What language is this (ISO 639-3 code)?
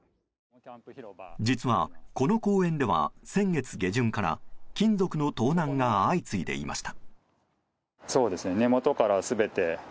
jpn